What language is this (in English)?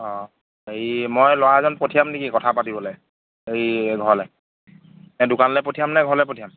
Assamese